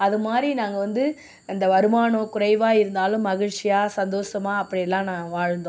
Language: Tamil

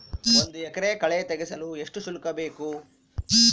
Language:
Kannada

